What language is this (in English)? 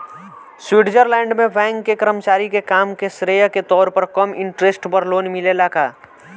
Bhojpuri